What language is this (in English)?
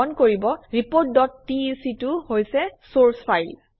Assamese